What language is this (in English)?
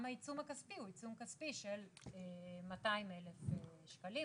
Hebrew